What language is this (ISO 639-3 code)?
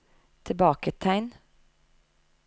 nor